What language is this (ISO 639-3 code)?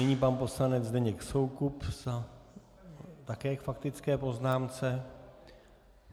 ces